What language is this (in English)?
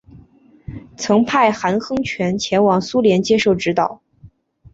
Chinese